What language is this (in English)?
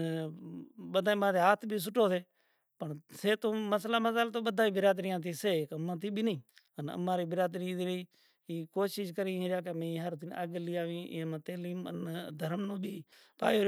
Kachi Koli